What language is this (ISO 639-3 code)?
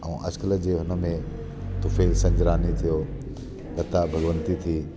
snd